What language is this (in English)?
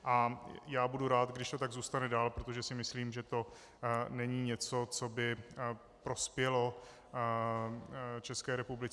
Czech